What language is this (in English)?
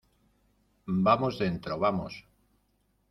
Spanish